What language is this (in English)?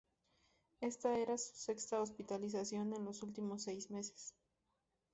Spanish